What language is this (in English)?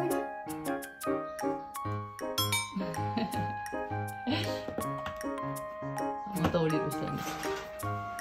Japanese